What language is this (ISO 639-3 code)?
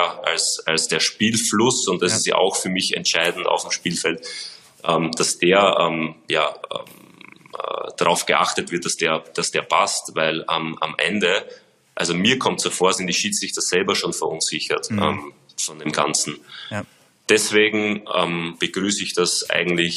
deu